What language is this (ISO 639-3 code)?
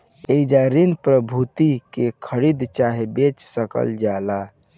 bho